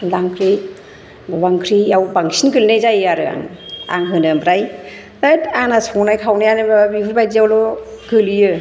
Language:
Bodo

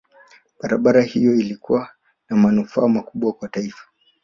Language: Swahili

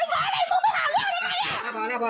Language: Thai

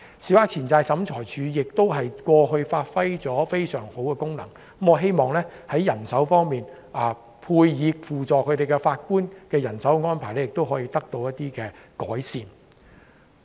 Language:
Cantonese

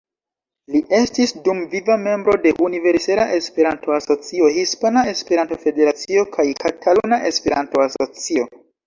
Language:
Esperanto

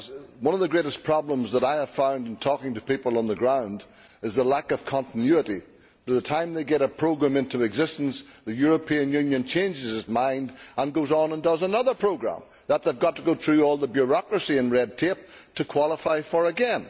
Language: English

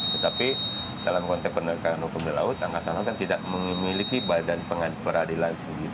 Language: Indonesian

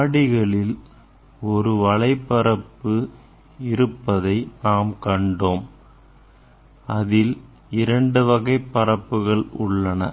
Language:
Tamil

